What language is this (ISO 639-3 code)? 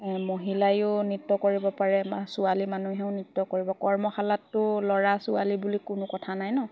asm